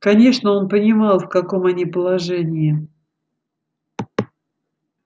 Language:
Russian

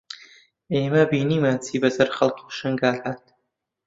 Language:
Central Kurdish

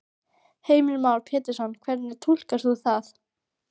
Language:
Icelandic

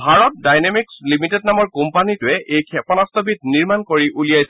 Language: Assamese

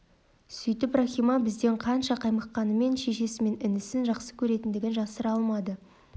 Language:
Kazakh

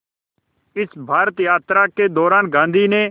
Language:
Hindi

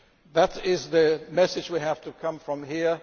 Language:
English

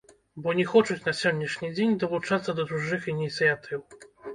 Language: Belarusian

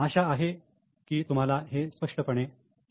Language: Marathi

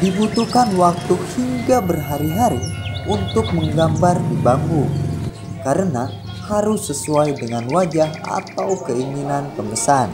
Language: Indonesian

